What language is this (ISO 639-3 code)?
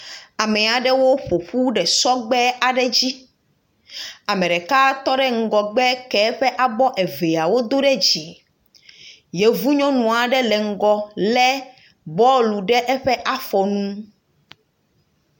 ewe